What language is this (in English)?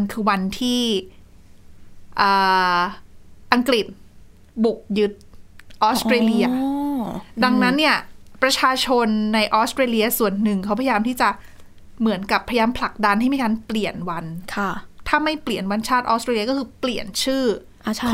Thai